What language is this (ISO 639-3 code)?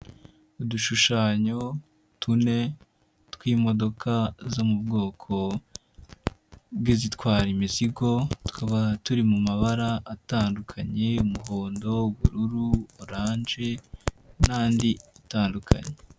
kin